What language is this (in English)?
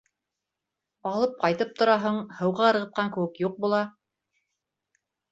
Bashkir